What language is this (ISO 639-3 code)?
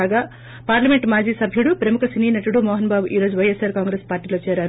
tel